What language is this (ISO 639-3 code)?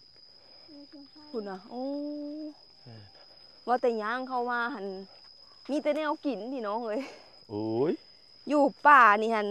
tha